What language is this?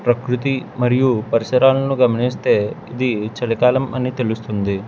Telugu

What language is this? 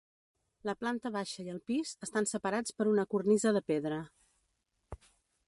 Catalan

